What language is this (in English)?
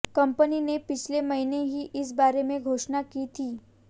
Hindi